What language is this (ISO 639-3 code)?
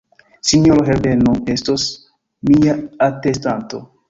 epo